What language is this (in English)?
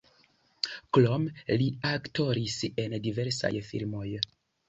Esperanto